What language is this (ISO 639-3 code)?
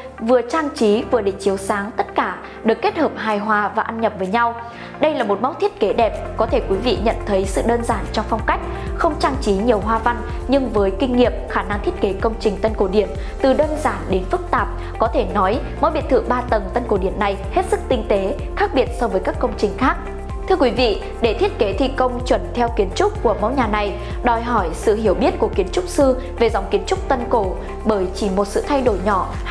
vie